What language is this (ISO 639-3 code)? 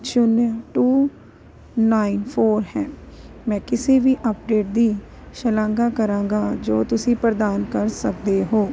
pan